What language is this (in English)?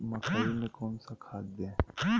Magahi